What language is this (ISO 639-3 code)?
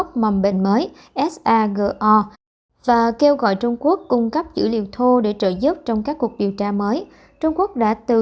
vie